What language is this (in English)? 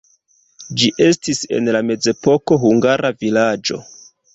Esperanto